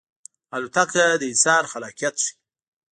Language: Pashto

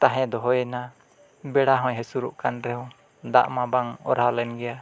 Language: Santali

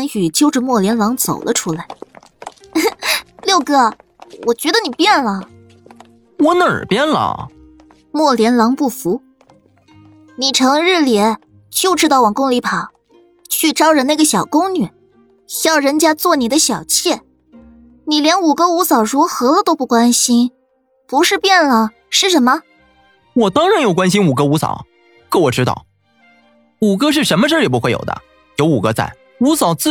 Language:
Chinese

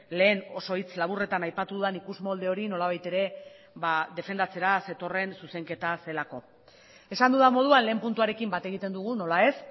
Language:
Basque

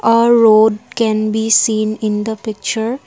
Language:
English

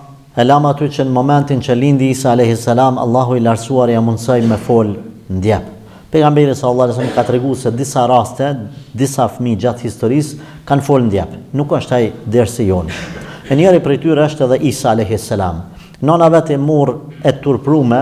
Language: Romanian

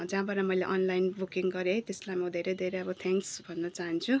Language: Nepali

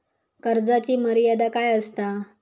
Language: Marathi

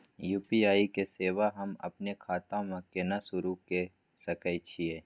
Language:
Maithili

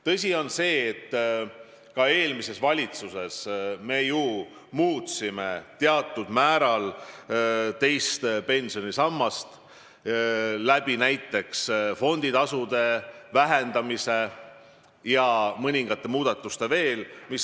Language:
Estonian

